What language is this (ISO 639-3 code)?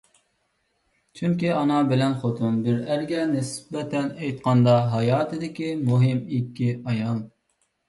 uig